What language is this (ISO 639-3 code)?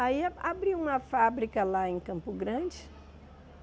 por